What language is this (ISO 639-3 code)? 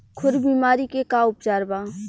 bho